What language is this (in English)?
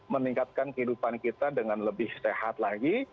Indonesian